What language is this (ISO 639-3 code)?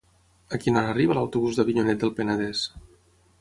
cat